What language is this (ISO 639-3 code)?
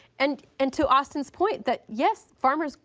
eng